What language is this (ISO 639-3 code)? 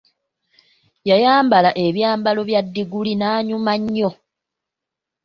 lug